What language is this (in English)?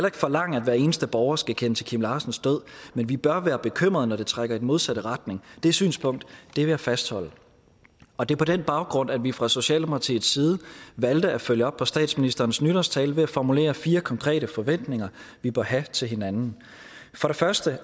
Danish